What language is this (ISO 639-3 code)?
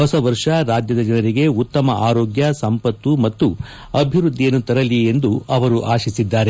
kan